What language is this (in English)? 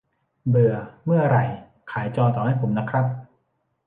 Thai